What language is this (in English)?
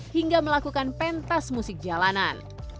Indonesian